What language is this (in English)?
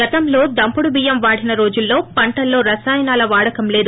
Telugu